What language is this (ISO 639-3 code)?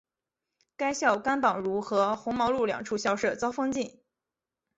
zho